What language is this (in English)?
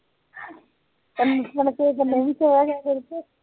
Punjabi